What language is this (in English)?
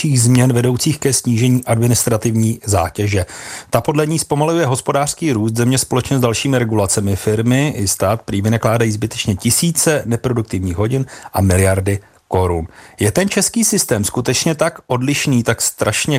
Czech